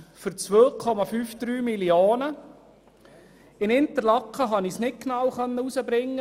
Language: Swiss German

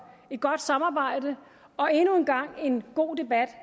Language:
Danish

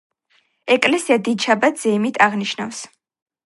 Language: Georgian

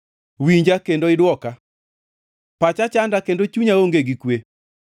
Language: Luo (Kenya and Tanzania)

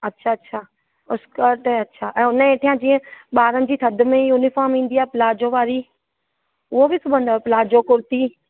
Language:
Sindhi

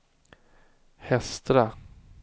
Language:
Swedish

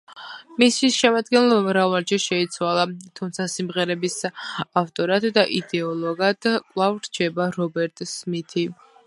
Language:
Georgian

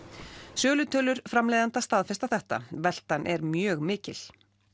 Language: Icelandic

